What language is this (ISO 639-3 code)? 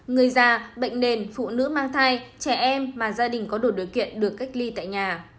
vie